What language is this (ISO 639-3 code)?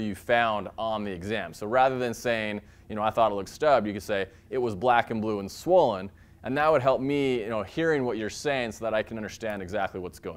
eng